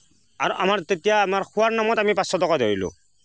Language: Assamese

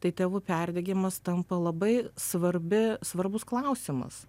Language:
Lithuanian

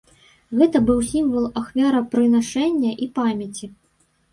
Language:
Belarusian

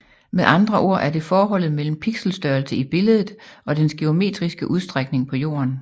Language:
Danish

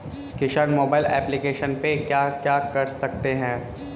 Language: Hindi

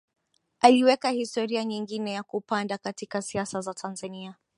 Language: Swahili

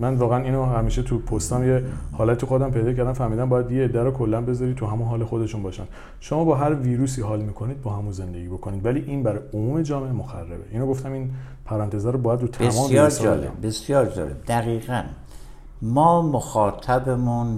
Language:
Persian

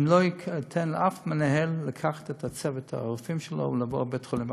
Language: Hebrew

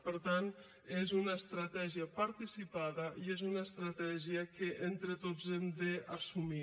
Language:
Catalan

